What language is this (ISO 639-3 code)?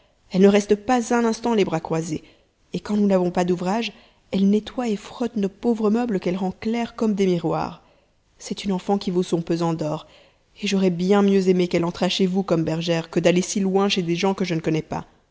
fra